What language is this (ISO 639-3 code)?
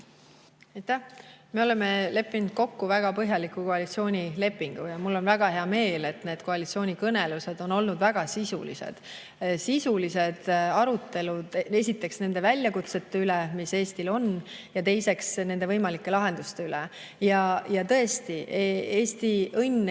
est